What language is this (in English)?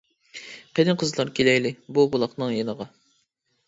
Uyghur